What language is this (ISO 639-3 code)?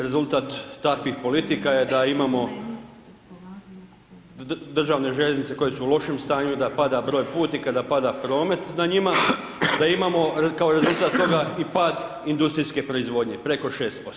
hrv